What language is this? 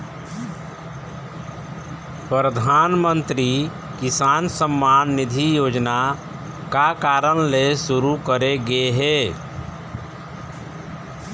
Chhattisgarhi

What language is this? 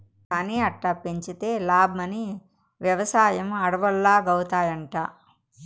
Telugu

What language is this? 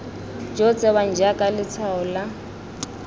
Tswana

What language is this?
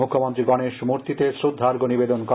Bangla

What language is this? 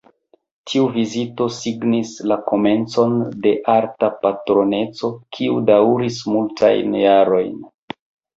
Esperanto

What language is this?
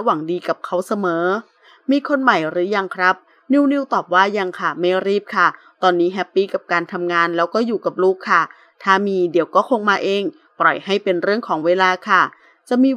Thai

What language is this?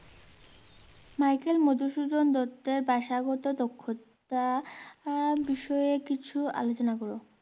Bangla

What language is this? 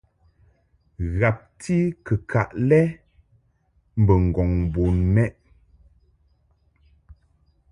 Mungaka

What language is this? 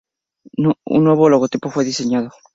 Spanish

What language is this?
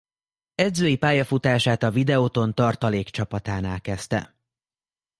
Hungarian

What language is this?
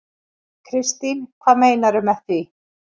Icelandic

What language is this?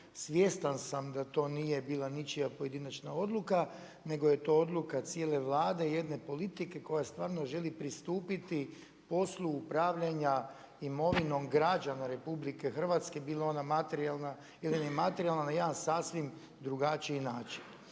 Croatian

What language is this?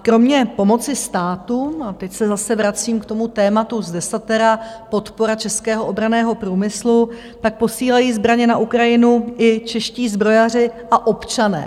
Czech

